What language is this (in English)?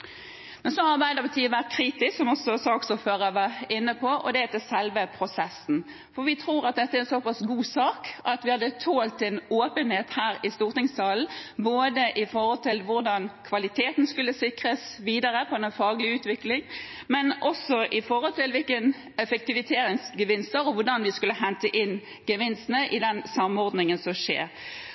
Norwegian Bokmål